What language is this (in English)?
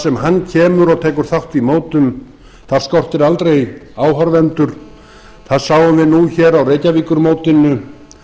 Icelandic